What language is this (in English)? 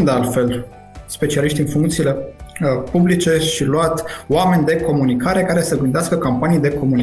Romanian